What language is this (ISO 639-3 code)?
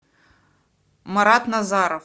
rus